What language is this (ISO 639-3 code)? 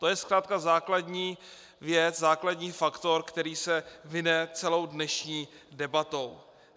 ces